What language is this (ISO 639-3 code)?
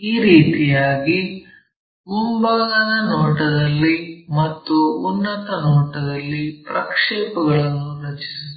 kan